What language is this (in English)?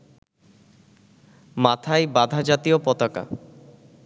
Bangla